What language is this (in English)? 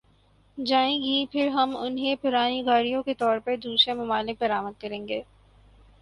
Urdu